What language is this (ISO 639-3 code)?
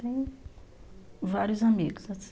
por